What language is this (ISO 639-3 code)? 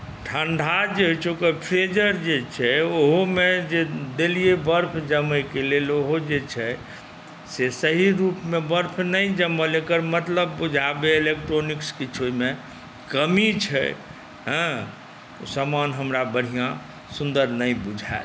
mai